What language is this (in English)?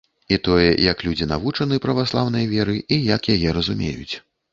Belarusian